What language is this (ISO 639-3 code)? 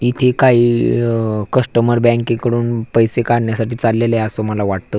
mar